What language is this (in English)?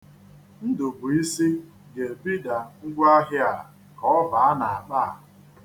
Igbo